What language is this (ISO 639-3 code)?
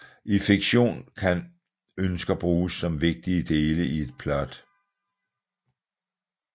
dan